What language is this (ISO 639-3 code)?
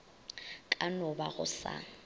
nso